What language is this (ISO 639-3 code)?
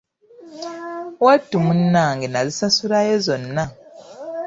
lug